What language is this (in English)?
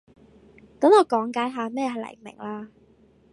Cantonese